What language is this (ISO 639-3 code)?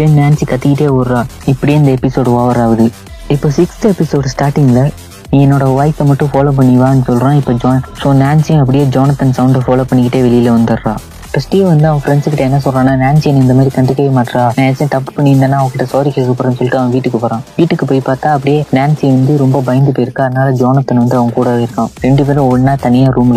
mal